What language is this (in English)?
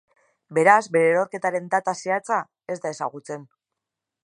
Basque